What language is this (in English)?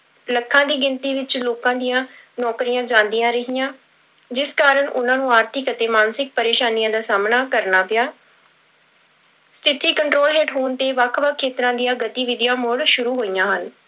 Punjabi